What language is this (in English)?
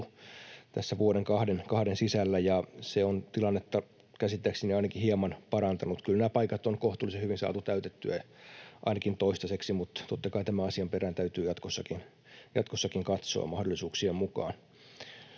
Finnish